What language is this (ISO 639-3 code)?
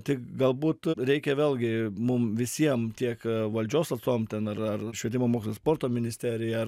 lit